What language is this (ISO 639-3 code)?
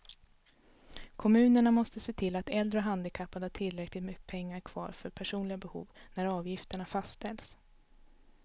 swe